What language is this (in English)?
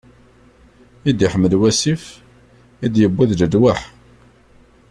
Kabyle